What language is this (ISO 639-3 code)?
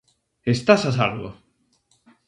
glg